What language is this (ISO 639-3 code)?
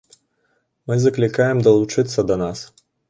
bel